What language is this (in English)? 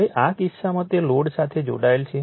Gujarati